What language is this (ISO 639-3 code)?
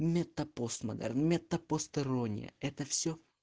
rus